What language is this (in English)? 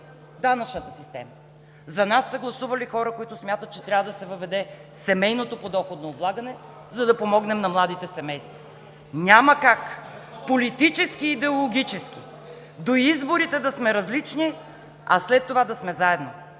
Bulgarian